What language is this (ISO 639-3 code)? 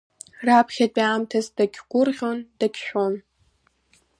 abk